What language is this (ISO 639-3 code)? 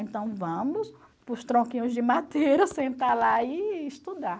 por